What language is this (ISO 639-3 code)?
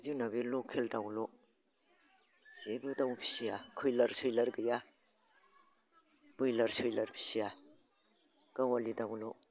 brx